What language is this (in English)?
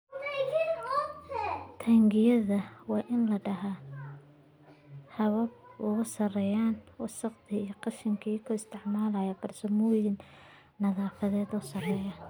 Somali